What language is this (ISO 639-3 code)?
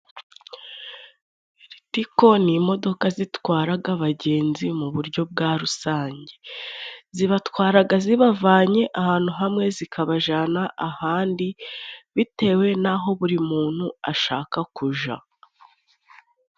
kin